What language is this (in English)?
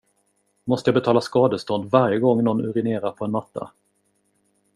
Swedish